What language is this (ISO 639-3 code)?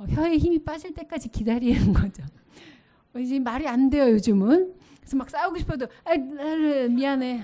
kor